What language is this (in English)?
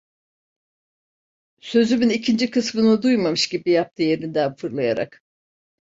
Turkish